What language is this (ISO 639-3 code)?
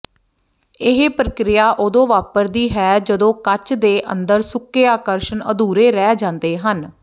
pan